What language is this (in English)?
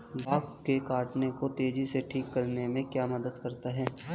Hindi